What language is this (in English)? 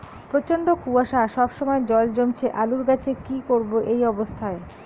Bangla